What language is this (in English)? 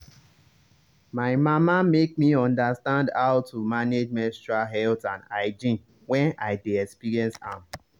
Nigerian Pidgin